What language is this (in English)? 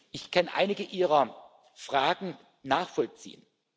German